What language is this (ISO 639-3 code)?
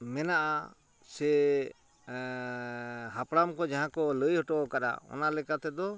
sat